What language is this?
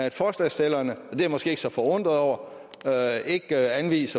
Danish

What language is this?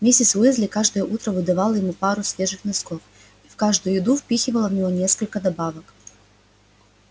Russian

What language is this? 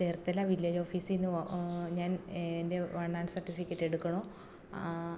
Malayalam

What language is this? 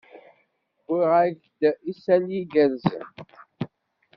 Kabyle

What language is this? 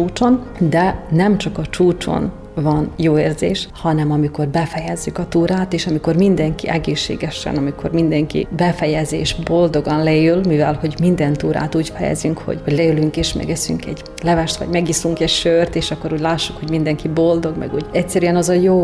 Hungarian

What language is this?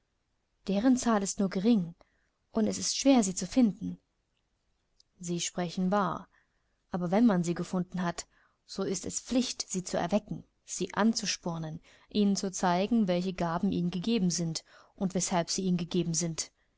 German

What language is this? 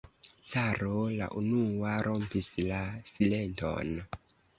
Esperanto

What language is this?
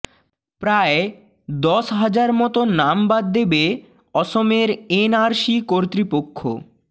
Bangla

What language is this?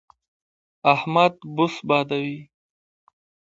Pashto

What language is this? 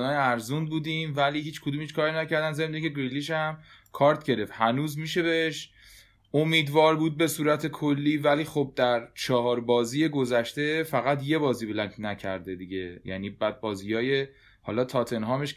Persian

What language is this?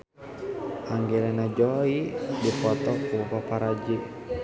Sundanese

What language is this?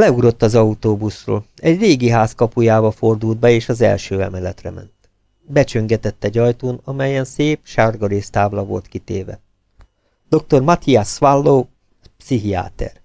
Hungarian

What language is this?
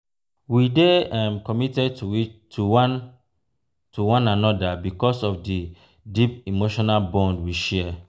Nigerian Pidgin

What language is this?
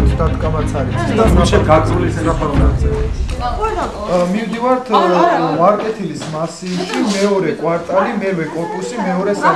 Romanian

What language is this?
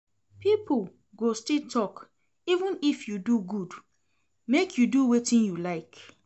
Nigerian Pidgin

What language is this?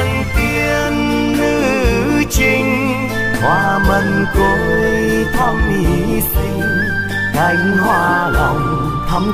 Vietnamese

